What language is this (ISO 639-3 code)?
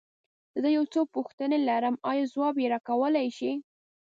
pus